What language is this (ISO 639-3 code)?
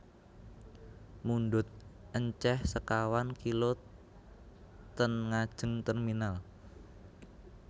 jav